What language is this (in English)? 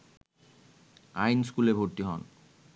Bangla